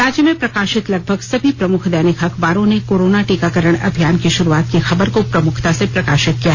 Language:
Hindi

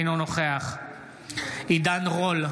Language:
Hebrew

